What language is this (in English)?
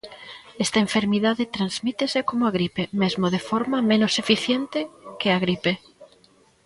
Galician